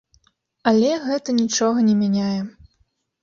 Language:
Belarusian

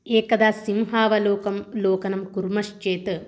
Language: Sanskrit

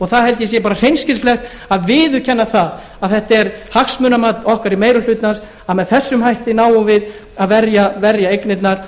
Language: Icelandic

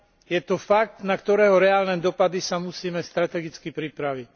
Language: Slovak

